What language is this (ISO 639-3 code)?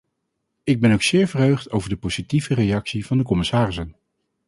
nld